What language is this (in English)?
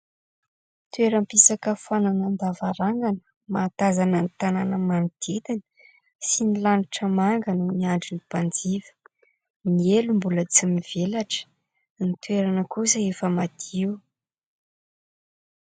Malagasy